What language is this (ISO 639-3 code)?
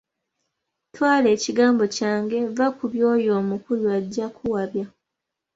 lug